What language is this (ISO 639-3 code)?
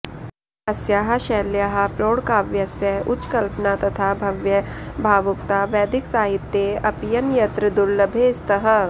san